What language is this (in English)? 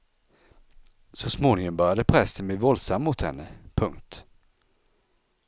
Swedish